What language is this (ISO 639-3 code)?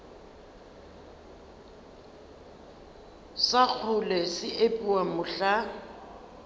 nso